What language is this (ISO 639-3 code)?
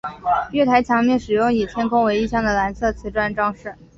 zho